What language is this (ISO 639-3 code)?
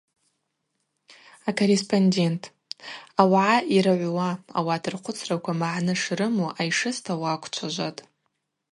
abq